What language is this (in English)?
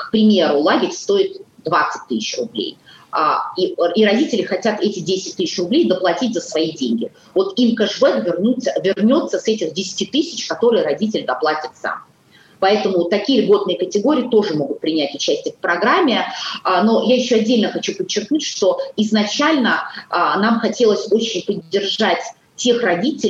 Russian